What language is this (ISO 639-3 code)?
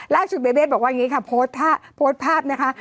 tha